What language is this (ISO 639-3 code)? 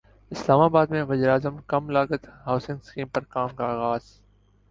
urd